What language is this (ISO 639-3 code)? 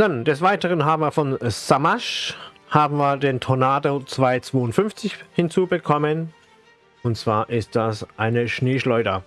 deu